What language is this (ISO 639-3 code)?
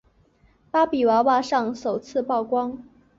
zho